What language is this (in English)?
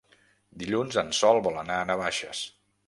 Catalan